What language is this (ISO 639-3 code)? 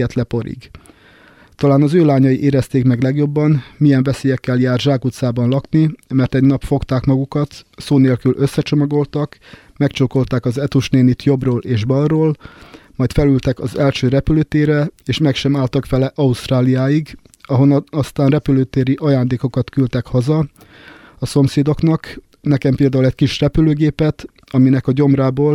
hun